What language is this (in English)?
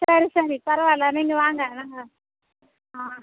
Tamil